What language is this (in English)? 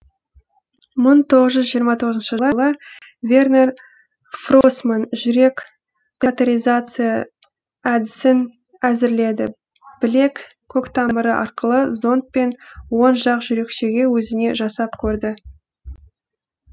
Kazakh